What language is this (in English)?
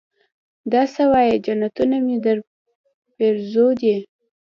Pashto